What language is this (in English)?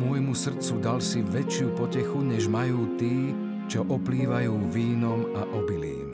Slovak